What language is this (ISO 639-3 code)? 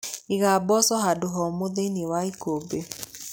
kik